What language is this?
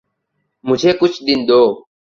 Urdu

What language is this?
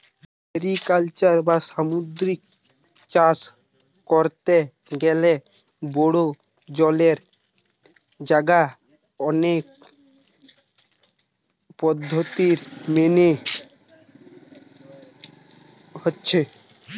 Bangla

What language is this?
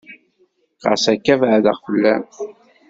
Kabyle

